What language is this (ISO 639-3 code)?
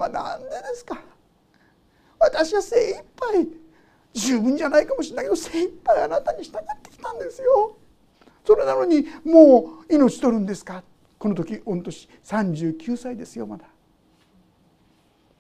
jpn